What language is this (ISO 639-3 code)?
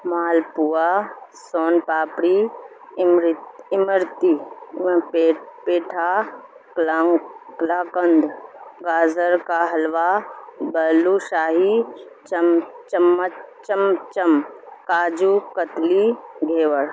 urd